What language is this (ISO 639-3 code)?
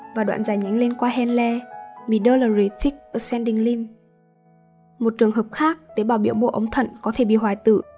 vie